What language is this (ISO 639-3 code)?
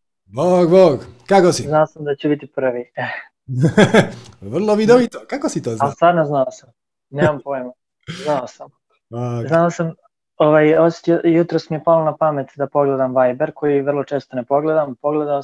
hrv